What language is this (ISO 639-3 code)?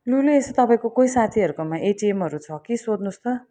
nep